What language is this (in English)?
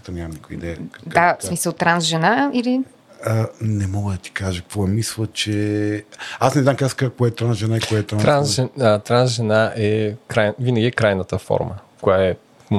Bulgarian